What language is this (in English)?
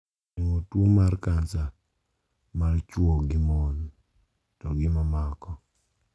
Luo (Kenya and Tanzania)